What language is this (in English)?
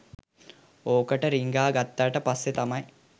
Sinhala